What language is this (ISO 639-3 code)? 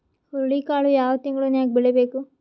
kan